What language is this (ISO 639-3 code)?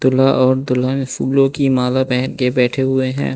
hin